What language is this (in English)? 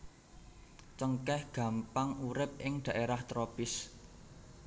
Javanese